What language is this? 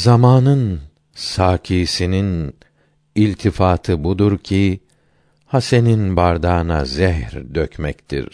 Turkish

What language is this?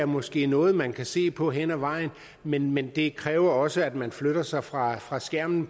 Danish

